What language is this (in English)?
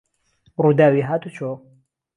Central Kurdish